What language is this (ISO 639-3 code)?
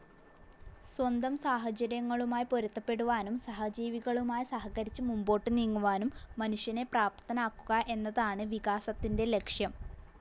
mal